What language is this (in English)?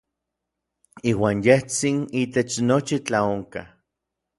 Orizaba Nahuatl